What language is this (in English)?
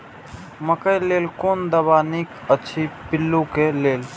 Maithili